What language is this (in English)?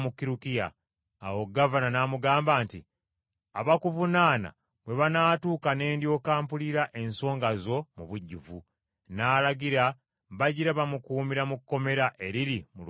Ganda